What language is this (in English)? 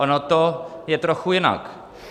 Czech